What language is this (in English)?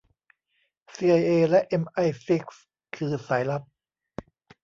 Thai